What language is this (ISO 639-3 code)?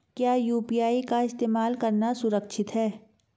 hin